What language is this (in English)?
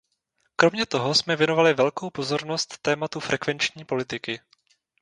Czech